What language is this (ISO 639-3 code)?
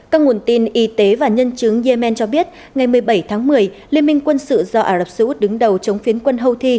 vie